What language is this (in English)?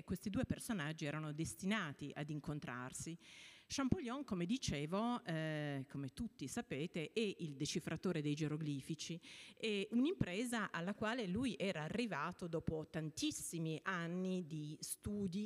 Italian